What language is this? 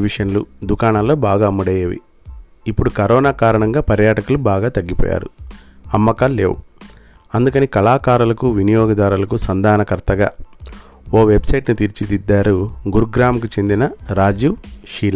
Telugu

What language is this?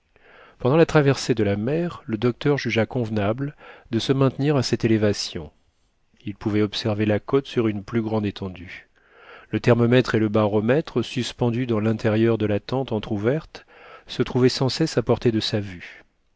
French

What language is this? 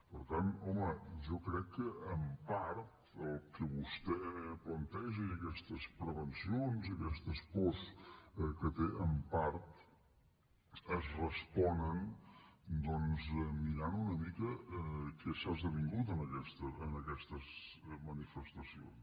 Catalan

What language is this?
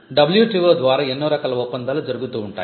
Telugu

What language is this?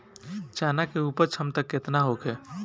Bhojpuri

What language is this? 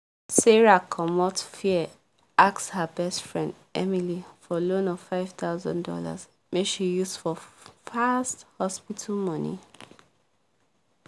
Nigerian Pidgin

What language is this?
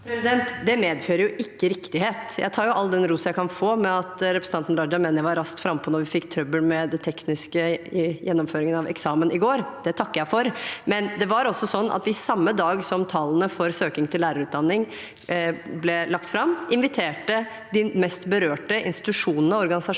Norwegian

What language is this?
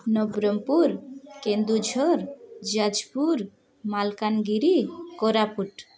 Odia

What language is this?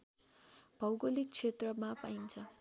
Nepali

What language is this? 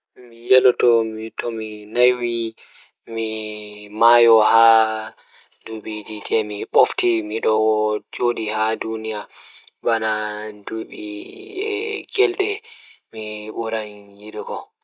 Fula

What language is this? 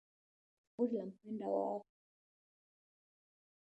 Swahili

